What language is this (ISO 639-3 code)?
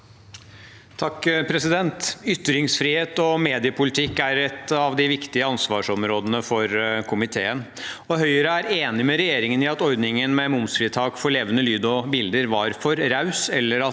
nor